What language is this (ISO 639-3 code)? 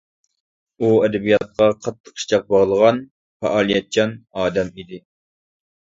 uig